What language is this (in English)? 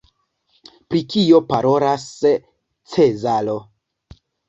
Esperanto